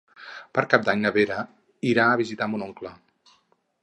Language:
Catalan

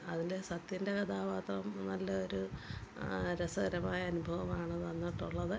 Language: Malayalam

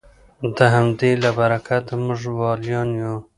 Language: Pashto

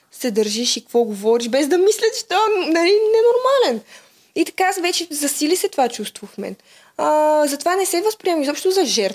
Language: Bulgarian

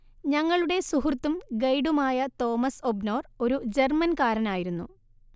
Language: Malayalam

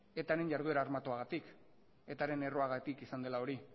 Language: Basque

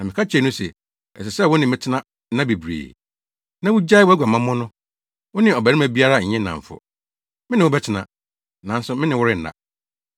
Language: Akan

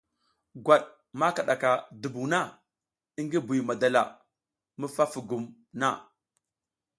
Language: South Giziga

